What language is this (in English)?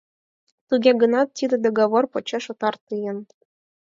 Mari